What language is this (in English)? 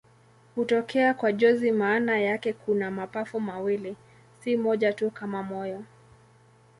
Swahili